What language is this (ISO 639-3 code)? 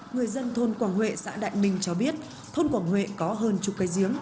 vie